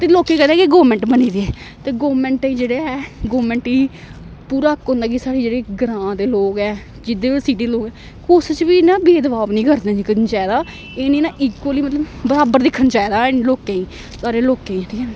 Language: Dogri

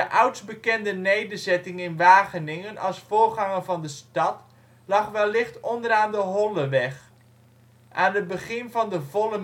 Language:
Dutch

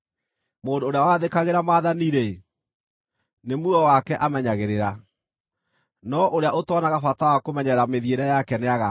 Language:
Kikuyu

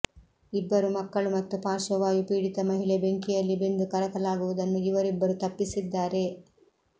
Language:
Kannada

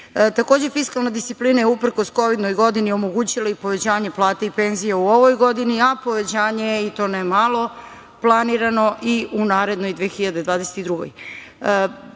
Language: Serbian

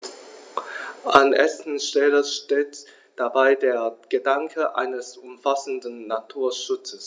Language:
German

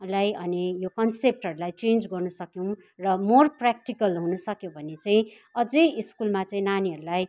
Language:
Nepali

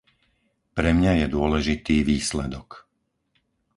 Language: Slovak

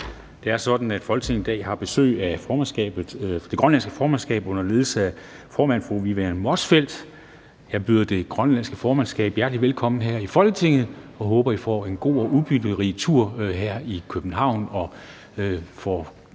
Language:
Danish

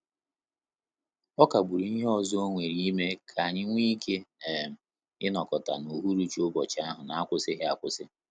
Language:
Igbo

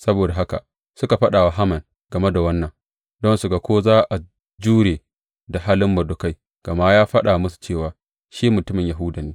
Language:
Hausa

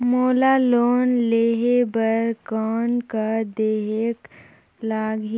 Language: Chhattisgarhi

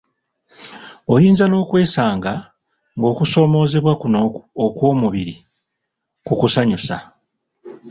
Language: Ganda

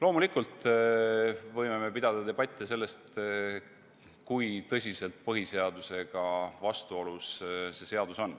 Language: Estonian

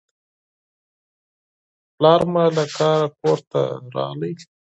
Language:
Pashto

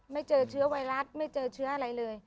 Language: Thai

